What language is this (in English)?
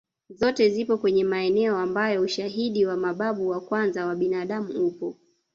Swahili